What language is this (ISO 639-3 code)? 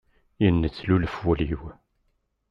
kab